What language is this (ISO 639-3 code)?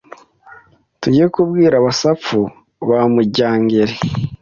kin